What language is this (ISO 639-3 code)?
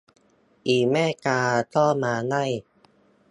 tha